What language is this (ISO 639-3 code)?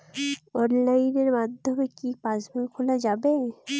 ben